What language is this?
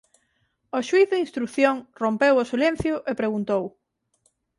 Galician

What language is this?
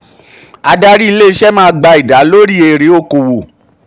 Yoruba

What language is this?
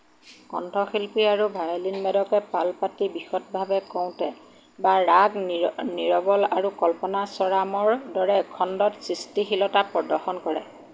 Assamese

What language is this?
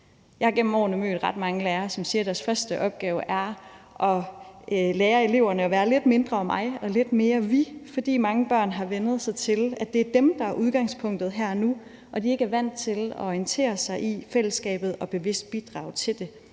Danish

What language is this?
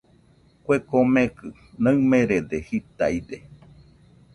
Nüpode Huitoto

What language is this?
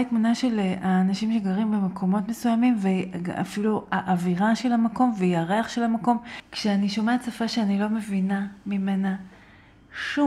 Hebrew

